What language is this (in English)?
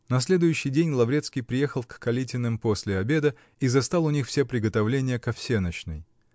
Russian